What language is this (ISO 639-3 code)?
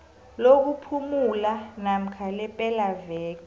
nbl